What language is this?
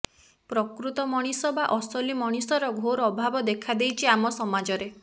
Odia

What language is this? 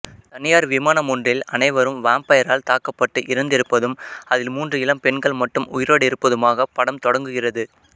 Tamil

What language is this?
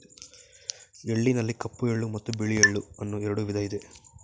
Kannada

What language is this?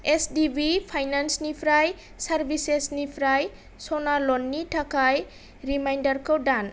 Bodo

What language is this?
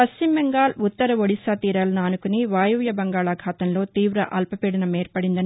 Telugu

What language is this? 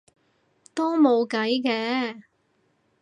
Cantonese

